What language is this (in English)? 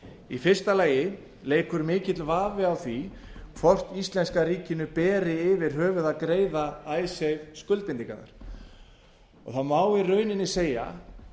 Icelandic